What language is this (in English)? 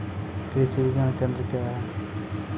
Maithili